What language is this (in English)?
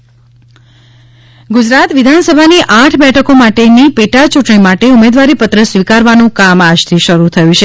Gujarati